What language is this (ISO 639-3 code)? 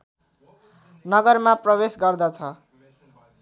nep